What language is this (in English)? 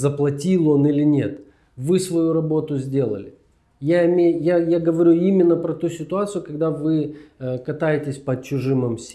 Russian